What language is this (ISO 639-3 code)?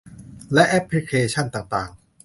tha